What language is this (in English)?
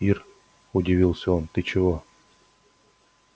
Russian